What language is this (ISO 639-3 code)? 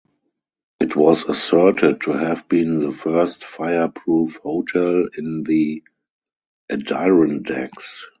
eng